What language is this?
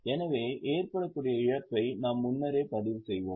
Tamil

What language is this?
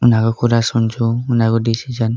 Nepali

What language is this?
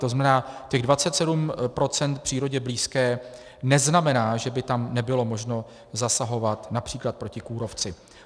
Czech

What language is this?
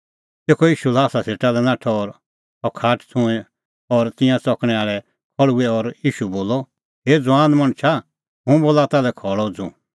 Kullu Pahari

